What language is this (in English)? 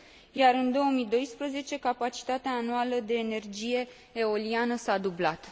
Romanian